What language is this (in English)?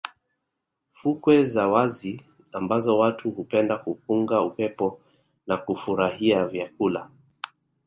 Swahili